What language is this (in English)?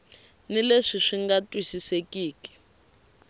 Tsonga